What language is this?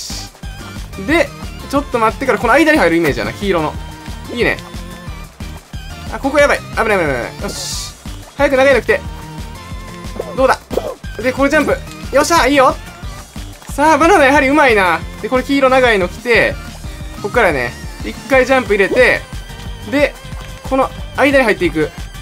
Japanese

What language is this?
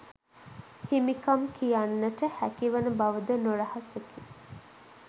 Sinhala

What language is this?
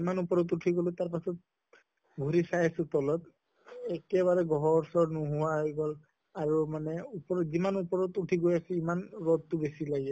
Assamese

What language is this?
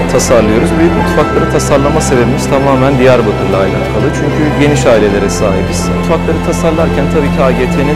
Turkish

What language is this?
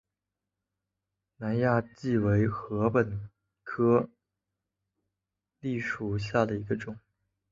Chinese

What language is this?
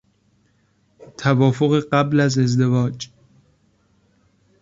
Persian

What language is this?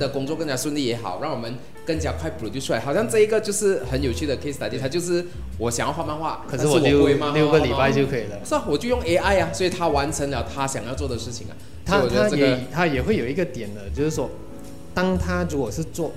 Chinese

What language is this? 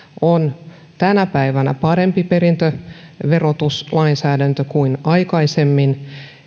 Finnish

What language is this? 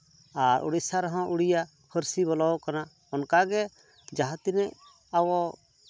Santali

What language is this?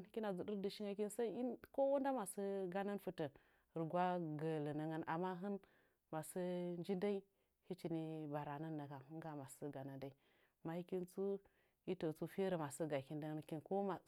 Nzanyi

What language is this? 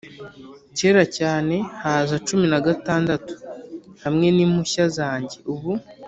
Kinyarwanda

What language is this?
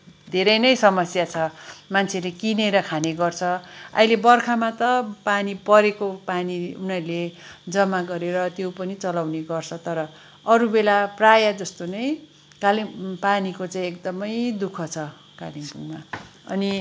Nepali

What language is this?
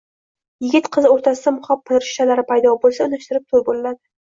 Uzbek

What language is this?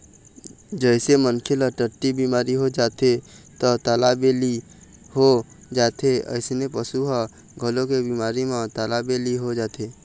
Chhattisgarhi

